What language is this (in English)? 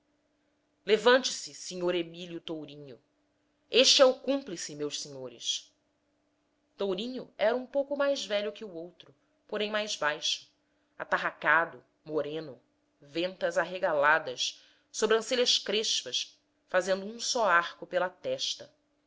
Portuguese